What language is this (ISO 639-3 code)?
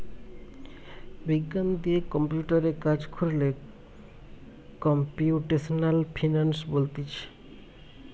ben